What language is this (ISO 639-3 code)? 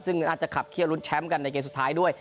tha